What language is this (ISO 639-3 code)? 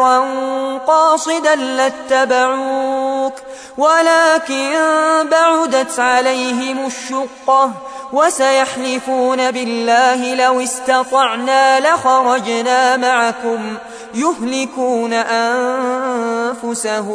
ara